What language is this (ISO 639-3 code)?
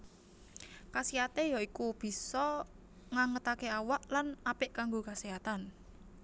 jav